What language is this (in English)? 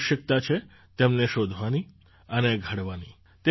Gujarati